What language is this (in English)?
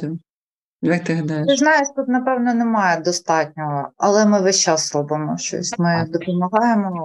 Ukrainian